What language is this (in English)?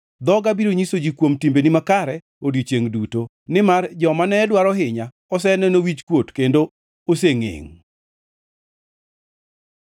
Luo (Kenya and Tanzania)